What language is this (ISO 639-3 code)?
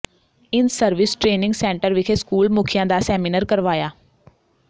pan